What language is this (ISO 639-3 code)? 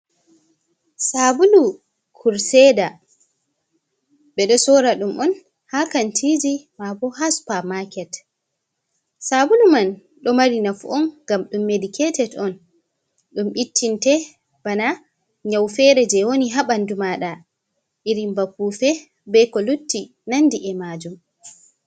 ful